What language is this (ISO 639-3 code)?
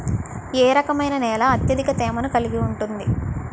tel